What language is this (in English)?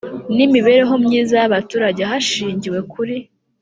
Kinyarwanda